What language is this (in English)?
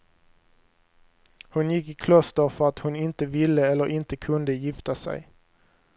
Swedish